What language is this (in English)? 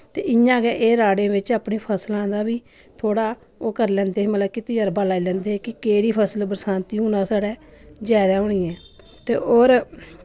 Dogri